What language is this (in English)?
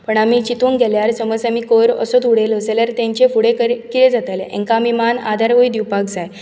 Konkani